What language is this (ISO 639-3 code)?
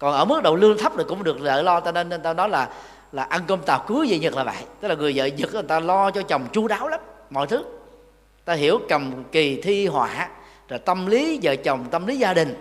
vie